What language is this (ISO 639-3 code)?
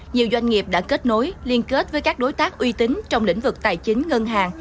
vie